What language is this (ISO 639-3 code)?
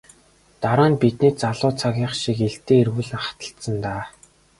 mon